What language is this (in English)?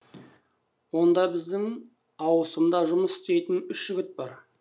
Kazakh